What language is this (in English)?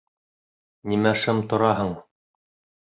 Bashkir